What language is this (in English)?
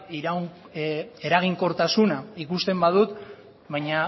Basque